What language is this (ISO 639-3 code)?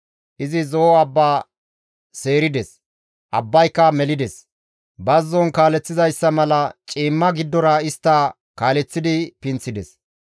gmv